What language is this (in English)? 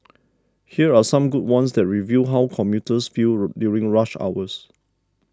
English